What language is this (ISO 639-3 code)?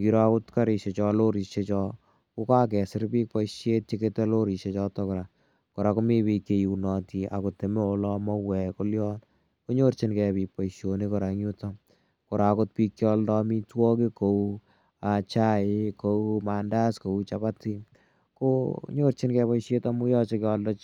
kln